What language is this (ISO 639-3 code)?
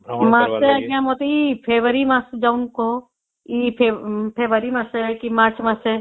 ori